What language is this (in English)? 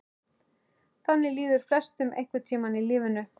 Icelandic